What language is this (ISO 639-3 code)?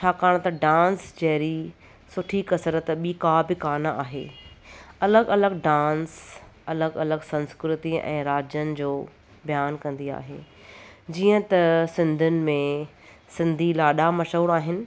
snd